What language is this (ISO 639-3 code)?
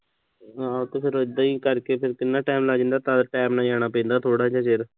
pan